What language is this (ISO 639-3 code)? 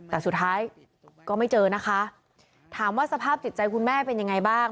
tha